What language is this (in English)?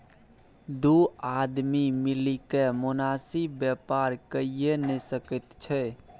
Maithili